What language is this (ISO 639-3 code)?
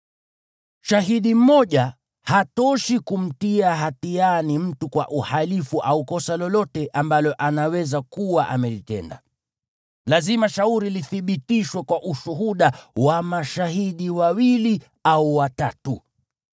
swa